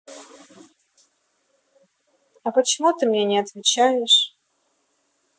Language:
Russian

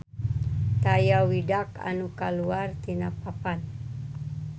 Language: Sundanese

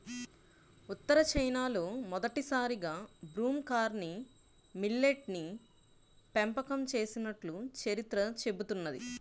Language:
Telugu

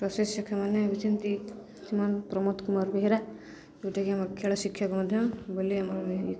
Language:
Odia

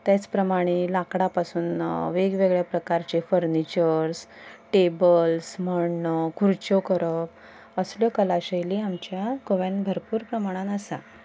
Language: Konkani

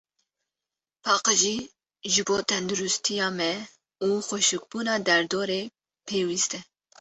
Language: Kurdish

